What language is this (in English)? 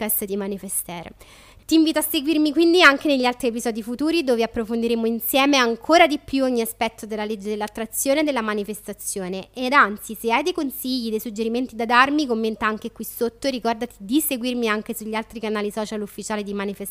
Italian